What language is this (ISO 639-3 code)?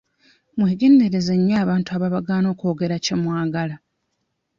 lug